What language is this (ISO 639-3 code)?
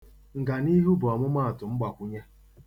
ibo